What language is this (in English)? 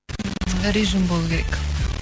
Kazakh